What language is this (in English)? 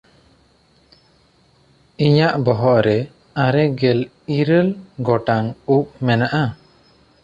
Santali